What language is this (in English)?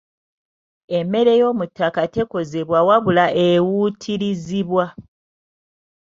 Ganda